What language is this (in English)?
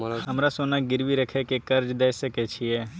Maithili